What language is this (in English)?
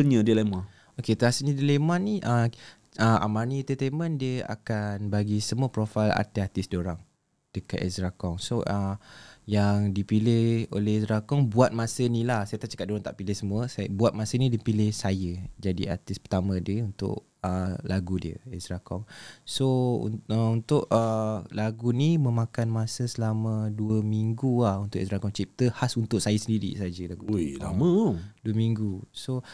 Malay